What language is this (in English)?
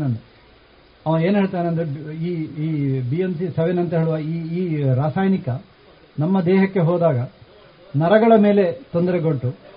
Kannada